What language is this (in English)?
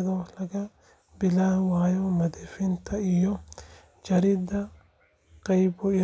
Somali